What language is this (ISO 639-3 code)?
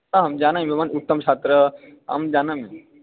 san